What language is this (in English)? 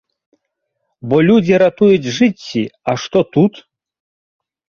Belarusian